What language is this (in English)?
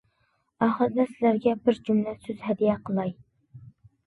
Uyghur